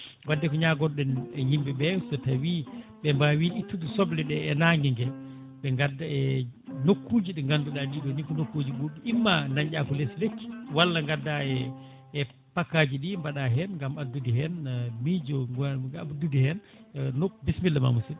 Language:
Fula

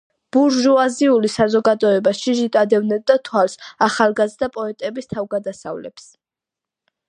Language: Georgian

